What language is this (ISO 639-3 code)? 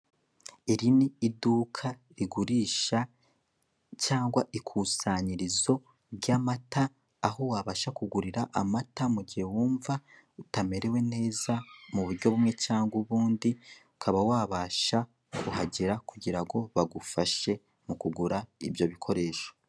kin